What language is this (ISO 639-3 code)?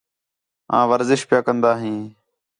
xhe